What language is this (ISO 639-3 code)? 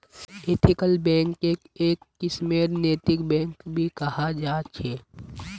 mag